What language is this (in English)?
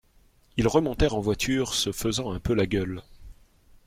French